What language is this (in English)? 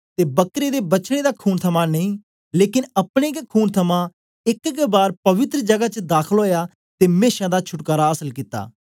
Dogri